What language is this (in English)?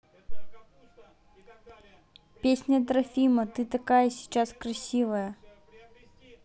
Russian